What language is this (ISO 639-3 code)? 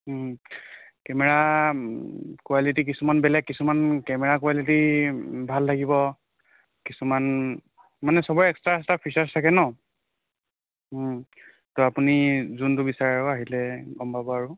asm